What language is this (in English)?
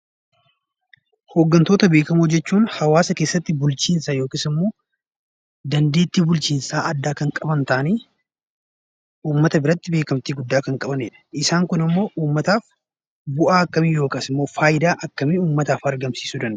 Oromo